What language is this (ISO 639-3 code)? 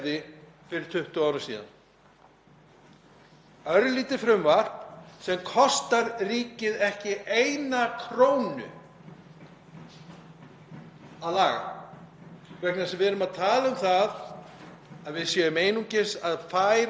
isl